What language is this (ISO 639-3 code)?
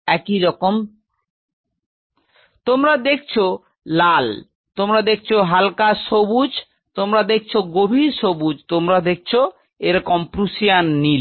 ben